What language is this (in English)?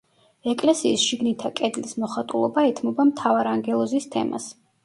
Georgian